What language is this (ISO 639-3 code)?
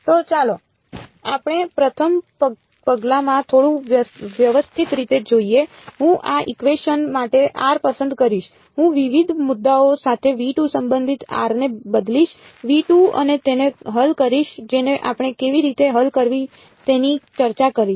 guj